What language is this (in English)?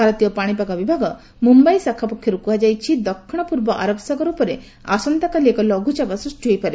Odia